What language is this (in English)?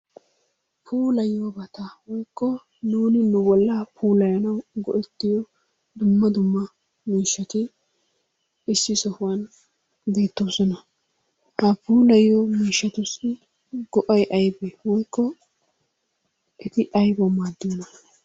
Wolaytta